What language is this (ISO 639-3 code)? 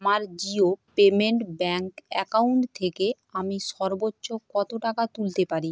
ben